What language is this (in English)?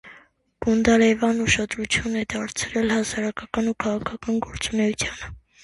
Armenian